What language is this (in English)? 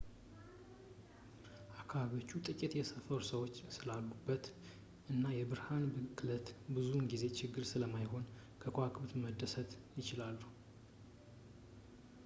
Amharic